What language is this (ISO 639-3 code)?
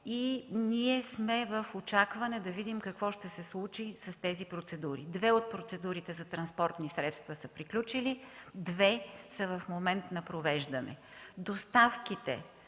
bul